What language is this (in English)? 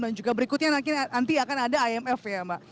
Indonesian